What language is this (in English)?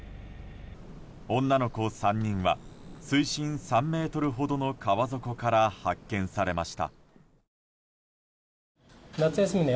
Japanese